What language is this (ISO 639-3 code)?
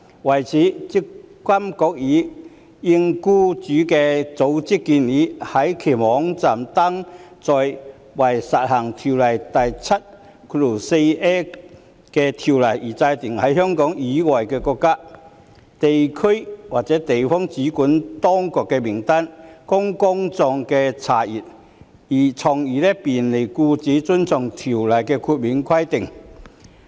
yue